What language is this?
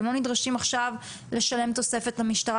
Hebrew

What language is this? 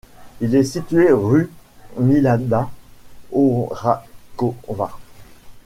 French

